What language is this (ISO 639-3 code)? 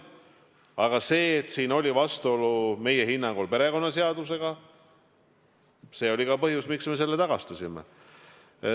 est